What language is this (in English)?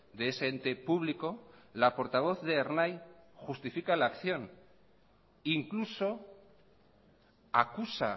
Spanish